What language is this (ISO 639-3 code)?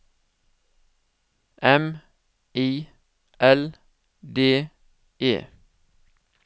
nor